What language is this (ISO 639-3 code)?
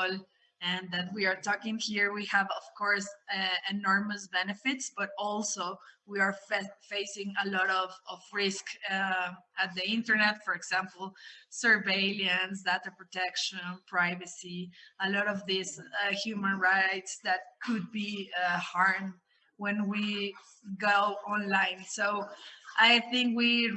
eng